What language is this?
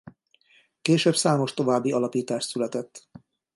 Hungarian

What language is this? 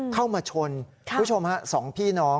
Thai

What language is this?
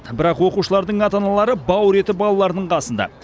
Kazakh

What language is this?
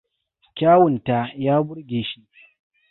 Hausa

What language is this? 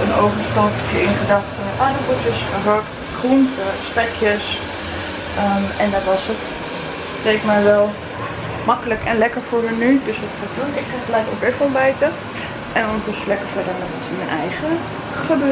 Dutch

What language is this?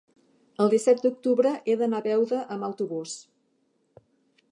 Catalan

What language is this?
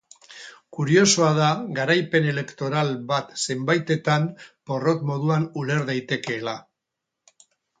Basque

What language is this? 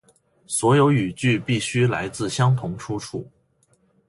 Chinese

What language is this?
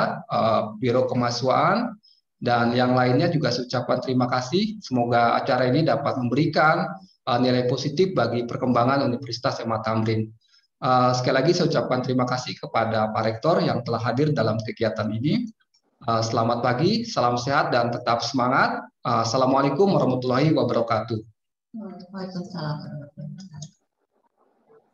Indonesian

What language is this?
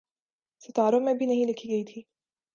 Urdu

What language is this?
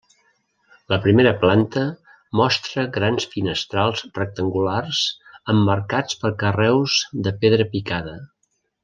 Catalan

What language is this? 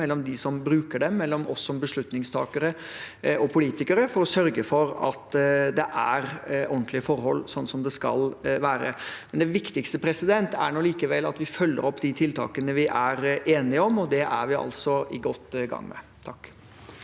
Norwegian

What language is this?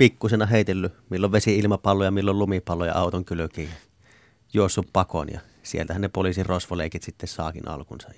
Finnish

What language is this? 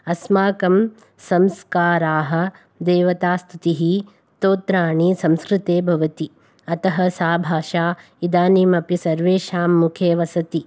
Sanskrit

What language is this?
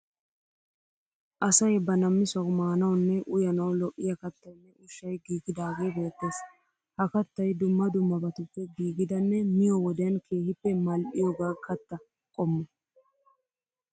Wolaytta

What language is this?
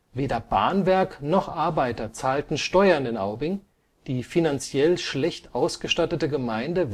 German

